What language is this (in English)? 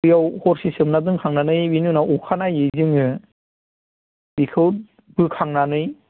Bodo